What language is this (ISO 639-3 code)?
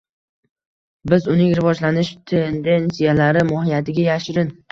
uzb